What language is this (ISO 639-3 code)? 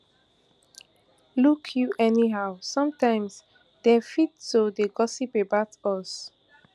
pcm